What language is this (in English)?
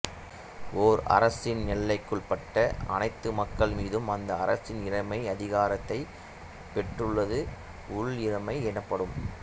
Tamil